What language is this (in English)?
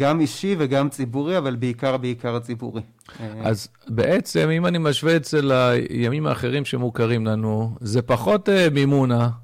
Hebrew